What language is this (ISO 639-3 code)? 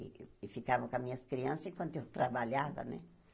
por